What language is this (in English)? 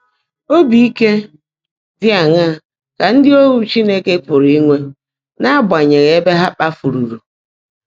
Igbo